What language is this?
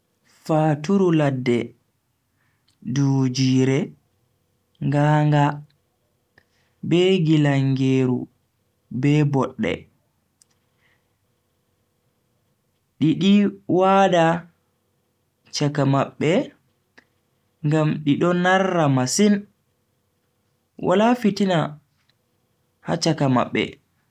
Bagirmi Fulfulde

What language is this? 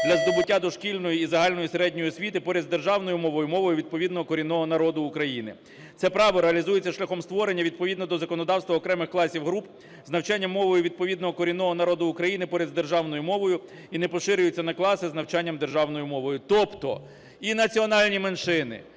Ukrainian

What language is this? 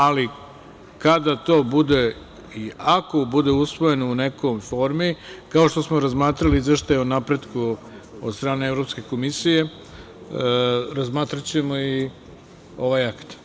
Serbian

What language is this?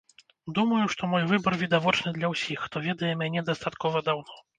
Belarusian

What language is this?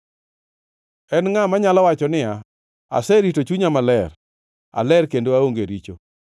Luo (Kenya and Tanzania)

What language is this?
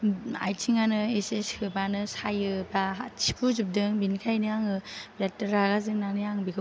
Bodo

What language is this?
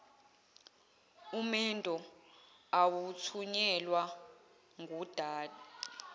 Zulu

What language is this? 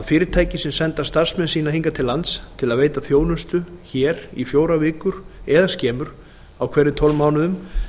Icelandic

